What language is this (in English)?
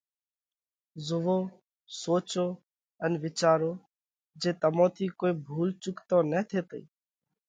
Parkari Koli